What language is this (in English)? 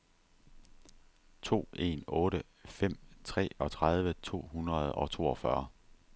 Danish